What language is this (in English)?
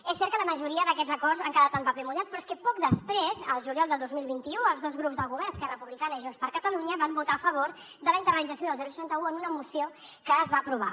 Catalan